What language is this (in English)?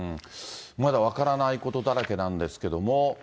Japanese